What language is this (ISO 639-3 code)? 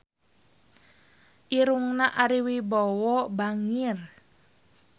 sun